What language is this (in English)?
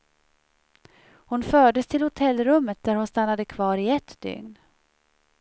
Swedish